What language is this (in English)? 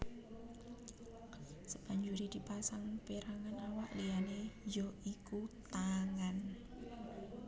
Javanese